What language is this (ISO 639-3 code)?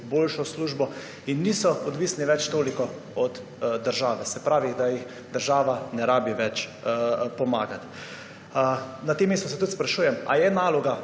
slv